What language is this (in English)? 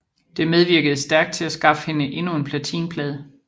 Danish